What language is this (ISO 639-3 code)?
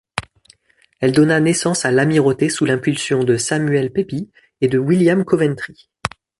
fra